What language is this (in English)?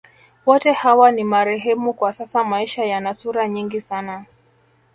Swahili